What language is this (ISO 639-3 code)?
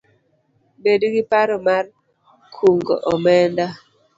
luo